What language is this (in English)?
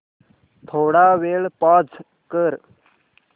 Marathi